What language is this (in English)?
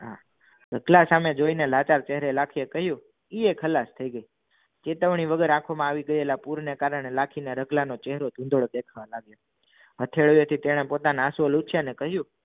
Gujarati